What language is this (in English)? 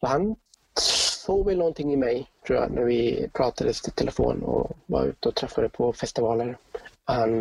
Swedish